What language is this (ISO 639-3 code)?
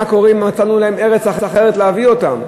heb